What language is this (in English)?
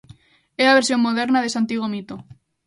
Galician